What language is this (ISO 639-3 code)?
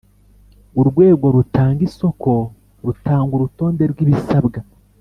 kin